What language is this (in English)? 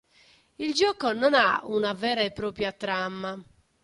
Italian